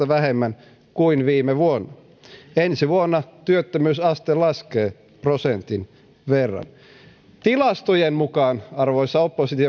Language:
Finnish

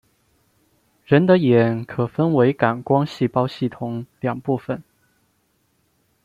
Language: Chinese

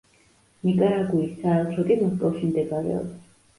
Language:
Georgian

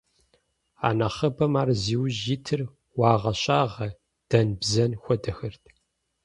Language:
Kabardian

